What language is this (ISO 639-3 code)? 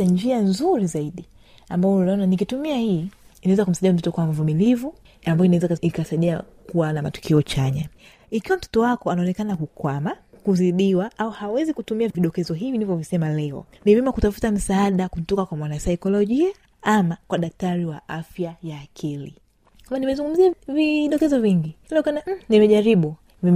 swa